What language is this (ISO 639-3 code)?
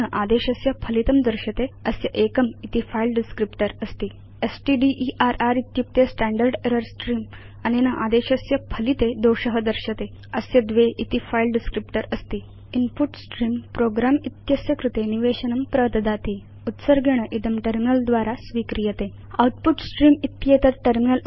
san